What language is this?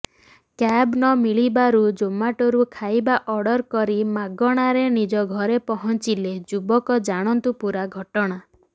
Odia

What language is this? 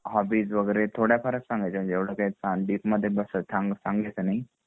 Marathi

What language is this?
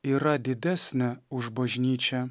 Lithuanian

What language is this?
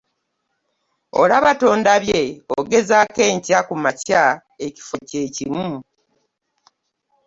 Ganda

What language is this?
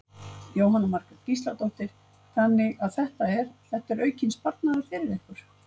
Icelandic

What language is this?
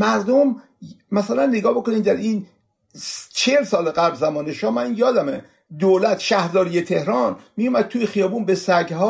Persian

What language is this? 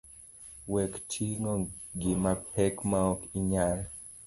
Luo (Kenya and Tanzania)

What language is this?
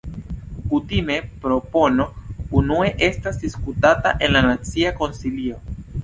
Esperanto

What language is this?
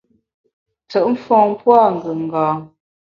Bamun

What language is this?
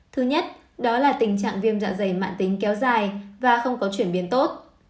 Vietnamese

